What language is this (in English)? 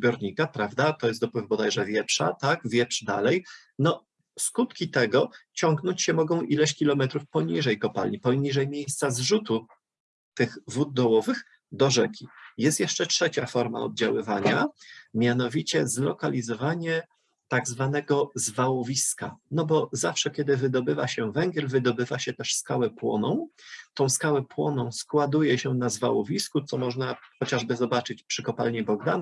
Polish